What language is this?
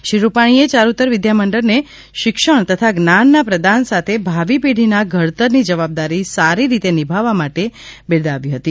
Gujarati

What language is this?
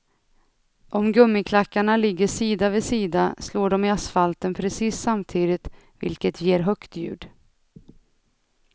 Swedish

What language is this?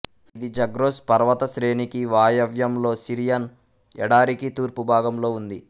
Telugu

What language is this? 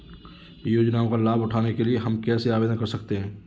Hindi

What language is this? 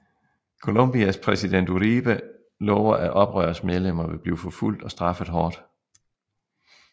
Danish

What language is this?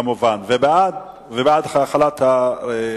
Hebrew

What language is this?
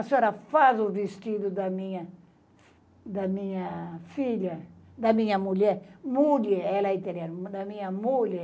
Portuguese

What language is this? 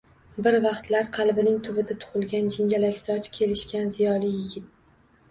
Uzbek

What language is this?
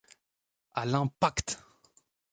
French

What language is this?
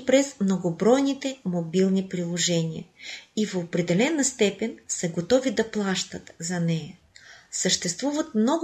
Bulgarian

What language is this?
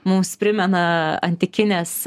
Lithuanian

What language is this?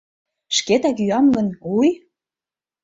Mari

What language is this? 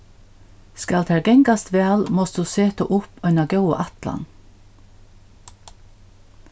Faroese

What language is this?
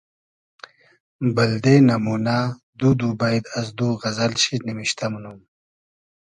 Hazaragi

